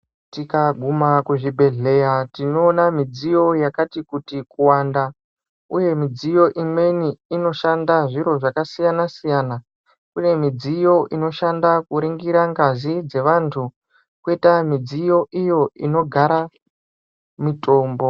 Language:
Ndau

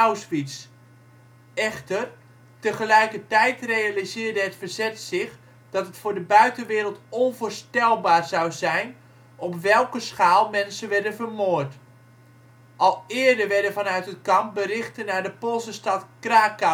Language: Dutch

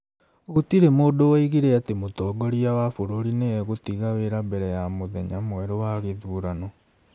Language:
Kikuyu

